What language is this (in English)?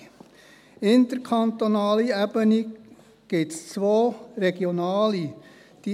Swiss German